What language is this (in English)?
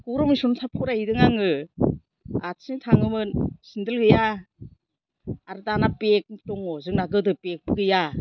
Bodo